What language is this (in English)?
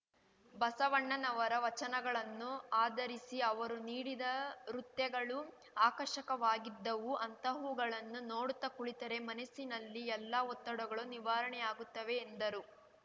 Kannada